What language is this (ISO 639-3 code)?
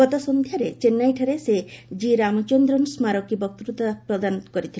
ori